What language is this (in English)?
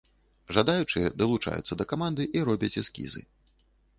Belarusian